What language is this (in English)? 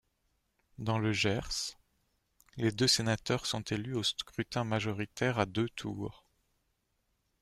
French